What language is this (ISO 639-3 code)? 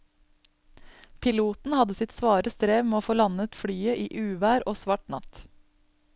nor